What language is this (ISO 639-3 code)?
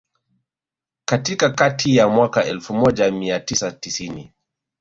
swa